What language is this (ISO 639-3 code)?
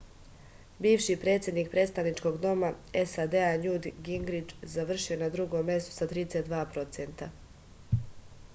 srp